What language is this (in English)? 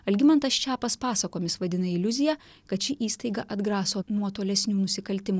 Lithuanian